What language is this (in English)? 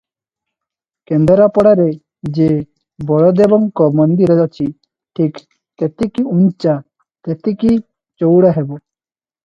Odia